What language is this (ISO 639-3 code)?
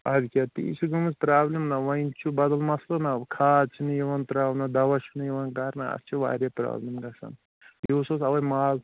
kas